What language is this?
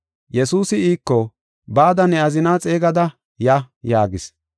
Gofa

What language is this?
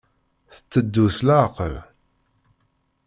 Kabyle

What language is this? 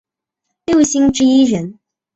Chinese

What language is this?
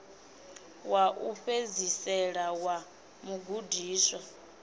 Venda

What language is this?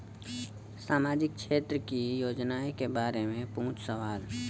Bhojpuri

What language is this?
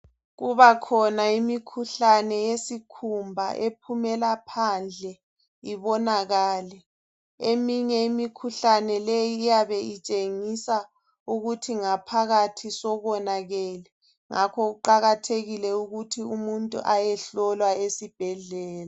North Ndebele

